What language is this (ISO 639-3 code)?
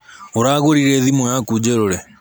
kik